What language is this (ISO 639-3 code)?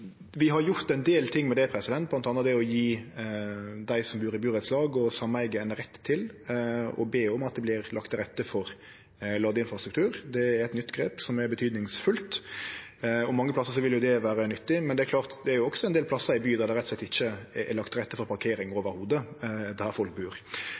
nno